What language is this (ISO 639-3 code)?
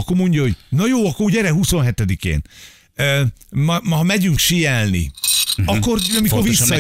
hun